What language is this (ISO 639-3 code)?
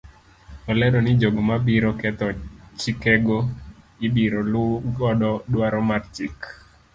luo